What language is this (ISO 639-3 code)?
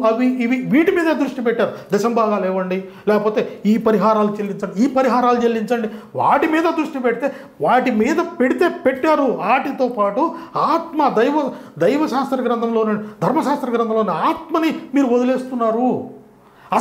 tel